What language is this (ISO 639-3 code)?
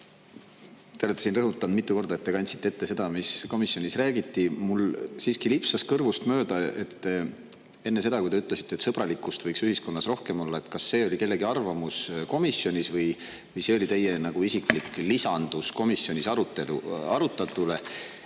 est